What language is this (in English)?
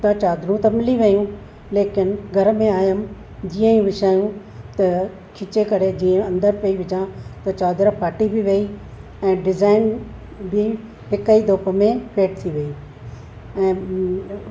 Sindhi